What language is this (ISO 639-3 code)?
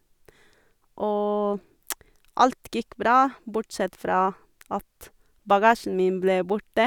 nor